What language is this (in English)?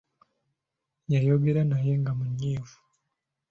Ganda